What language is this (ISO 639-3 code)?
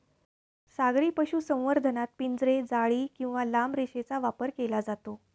mar